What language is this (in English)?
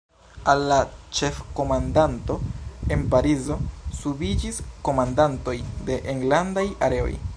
Esperanto